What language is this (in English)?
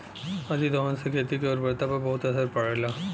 Bhojpuri